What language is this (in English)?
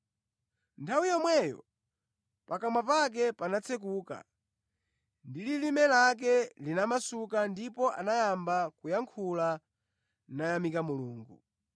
Nyanja